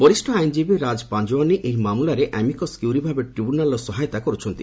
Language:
Odia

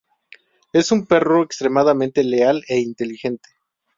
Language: Spanish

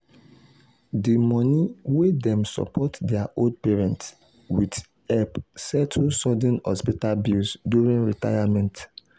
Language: Nigerian Pidgin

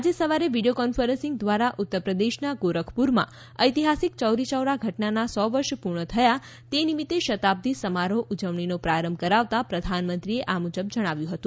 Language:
Gujarati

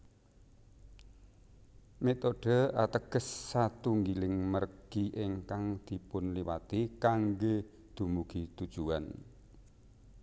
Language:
Javanese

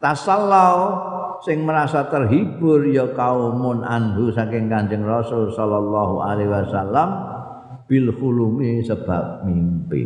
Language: Indonesian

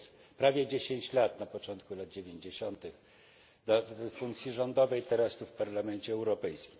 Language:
Polish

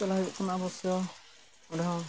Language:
Santali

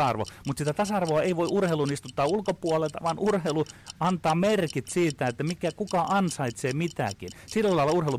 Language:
Finnish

